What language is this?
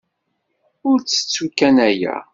Kabyle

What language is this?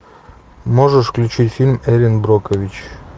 Russian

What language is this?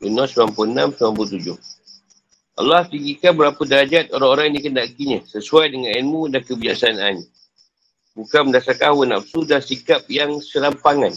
Malay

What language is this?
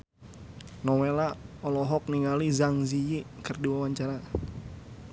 Sundanese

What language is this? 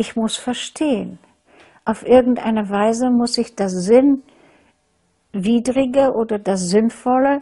German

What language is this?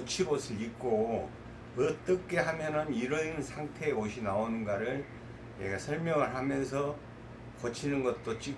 Korean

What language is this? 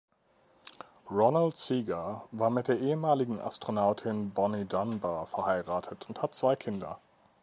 German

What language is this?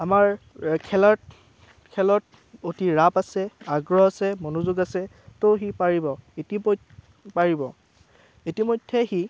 Assamese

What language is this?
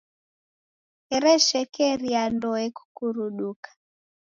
Taita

